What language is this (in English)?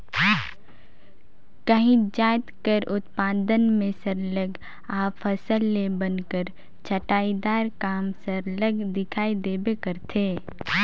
Chhattisgarhi